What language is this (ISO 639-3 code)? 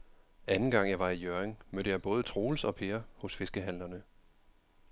dan